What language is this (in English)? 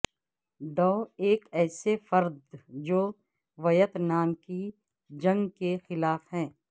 Urdu